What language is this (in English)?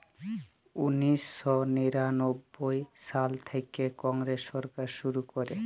Bangla